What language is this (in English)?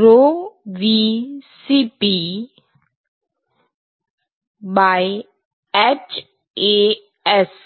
Gujarati